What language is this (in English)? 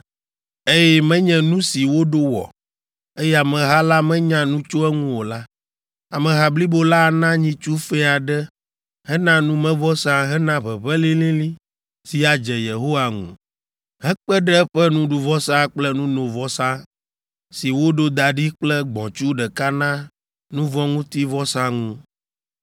Ewe